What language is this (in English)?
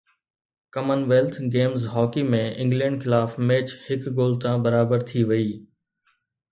Sindhi